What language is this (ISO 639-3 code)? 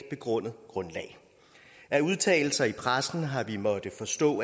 dan